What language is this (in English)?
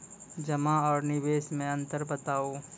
Maithili